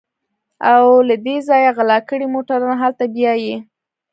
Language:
Pashto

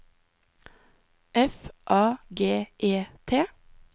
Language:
Norwegian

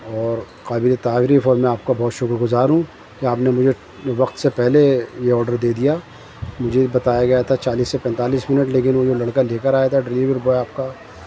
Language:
Urdu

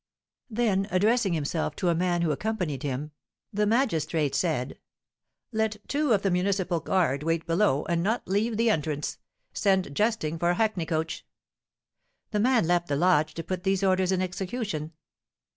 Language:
English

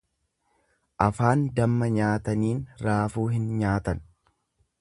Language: Oromo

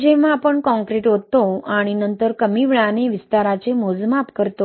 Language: Marathi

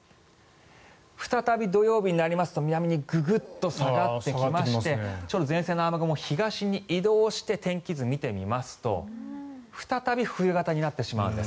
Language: Japanese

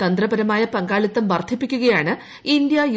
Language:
Malayalam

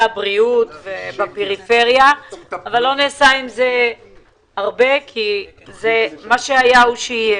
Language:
Hebrew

